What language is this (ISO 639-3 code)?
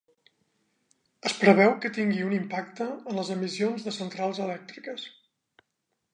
cat